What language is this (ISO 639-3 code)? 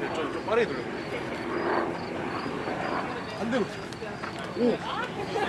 kor